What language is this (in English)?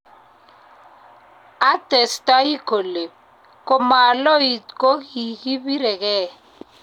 Kalenjin